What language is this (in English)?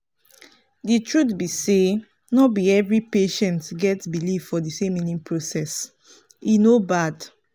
Nigerian Pidgin